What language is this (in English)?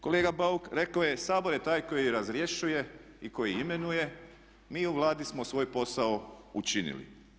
Croatian